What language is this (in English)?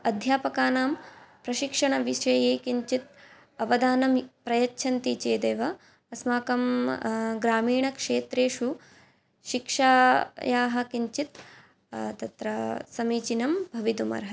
Sanskrit